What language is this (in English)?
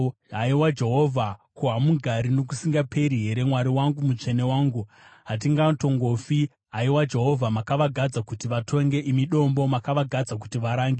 Shona